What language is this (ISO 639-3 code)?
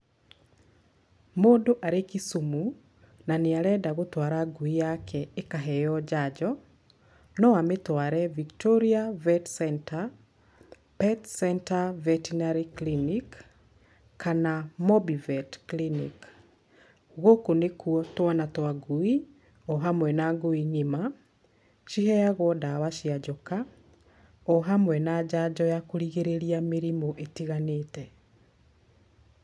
kik